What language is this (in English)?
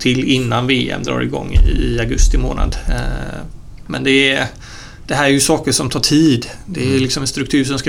Swedish